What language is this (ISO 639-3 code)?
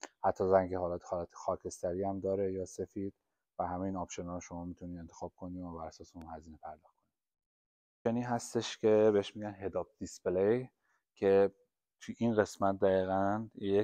fas